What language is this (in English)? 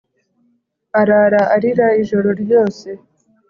Kinyarwanda